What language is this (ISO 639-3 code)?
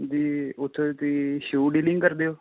pan